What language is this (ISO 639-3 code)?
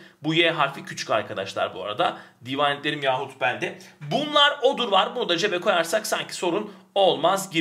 tur